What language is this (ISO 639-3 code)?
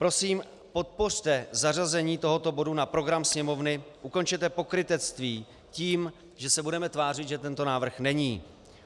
ces